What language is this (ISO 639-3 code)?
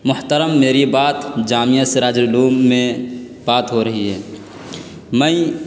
urd